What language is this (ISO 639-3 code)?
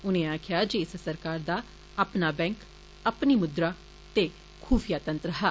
doi